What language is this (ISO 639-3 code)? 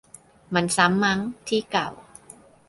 tha